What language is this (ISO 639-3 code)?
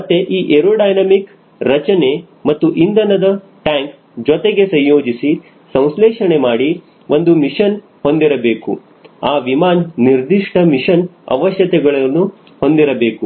kan